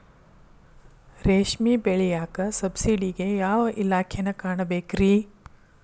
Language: Kannada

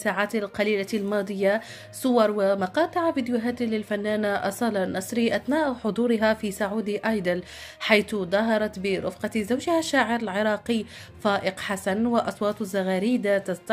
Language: Arabic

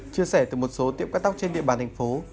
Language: Vietnamese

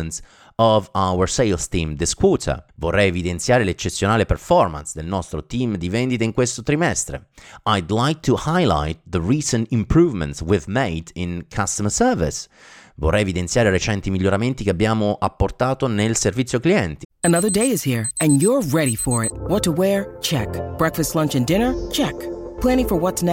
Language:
Italian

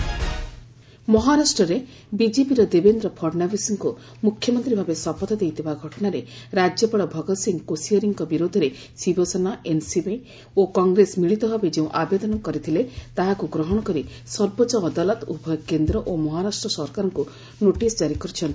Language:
Odia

